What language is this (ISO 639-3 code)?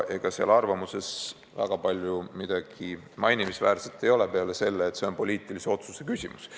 est